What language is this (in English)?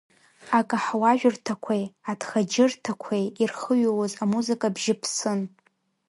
Abkhazian